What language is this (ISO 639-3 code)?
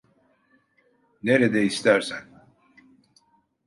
tur